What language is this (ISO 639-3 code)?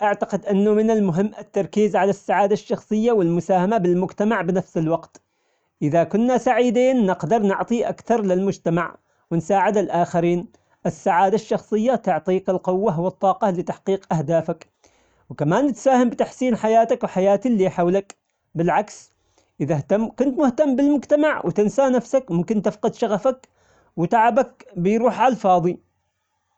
acx